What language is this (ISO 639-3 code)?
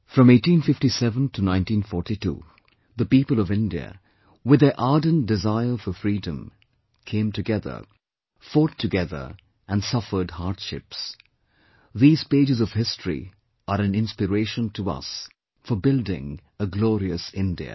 eng